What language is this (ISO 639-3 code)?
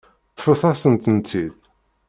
kab